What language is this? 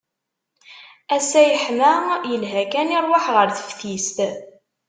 Kabyle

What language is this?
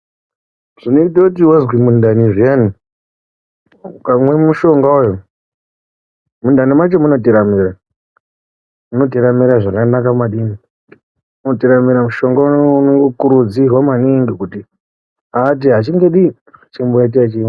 Ndau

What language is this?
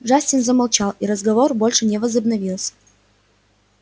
Russian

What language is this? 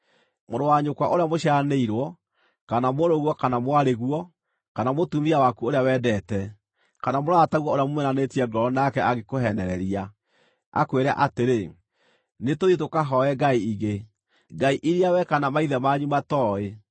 Kikuyu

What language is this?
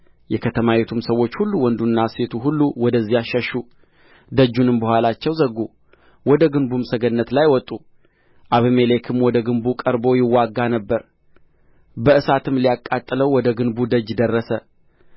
Amharic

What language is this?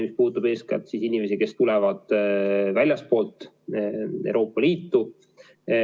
Estonian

